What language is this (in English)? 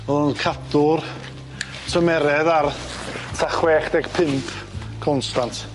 Welsh